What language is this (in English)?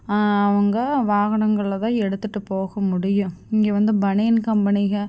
Tamil